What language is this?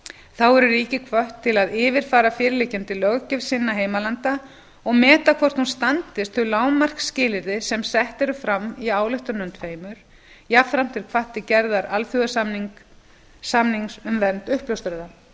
Icelandic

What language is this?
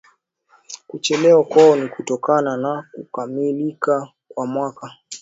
Swahili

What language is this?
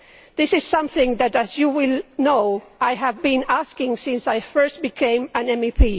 English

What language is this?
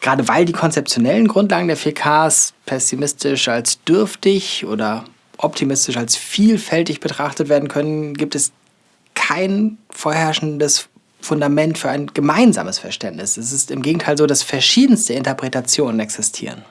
German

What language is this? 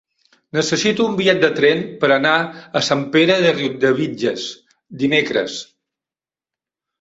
Catalan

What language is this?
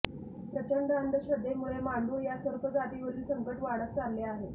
Marathi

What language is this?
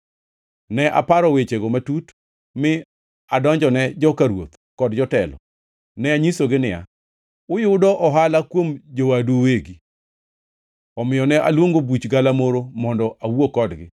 Luo (Kenya and Tanzania)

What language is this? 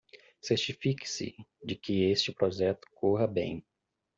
Portuguese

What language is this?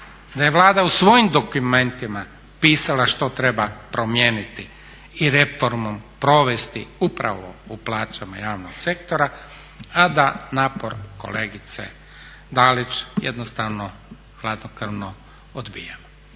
Croatian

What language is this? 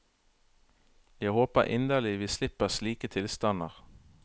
Norwegian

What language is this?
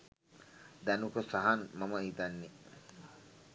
Sinhala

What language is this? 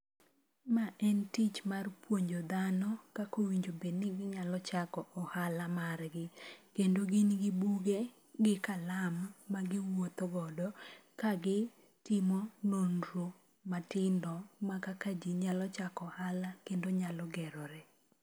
Luo (Kenya and Tanzania)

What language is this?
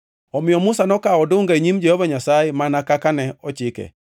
Luo (Kenya and Tanzania)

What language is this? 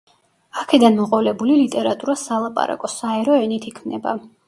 Georgian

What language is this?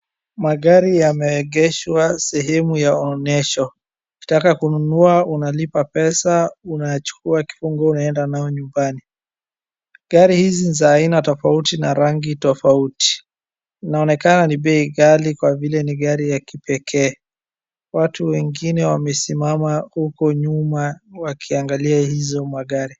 Swahili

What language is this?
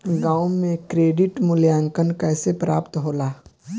Bhojpuri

